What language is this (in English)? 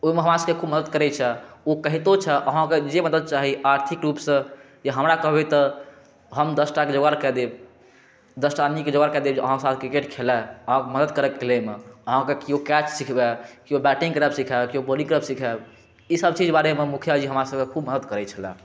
Maithili